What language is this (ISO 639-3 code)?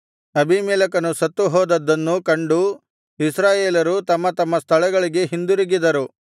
kan